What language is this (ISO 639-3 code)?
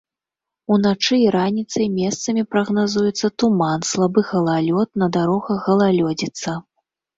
bel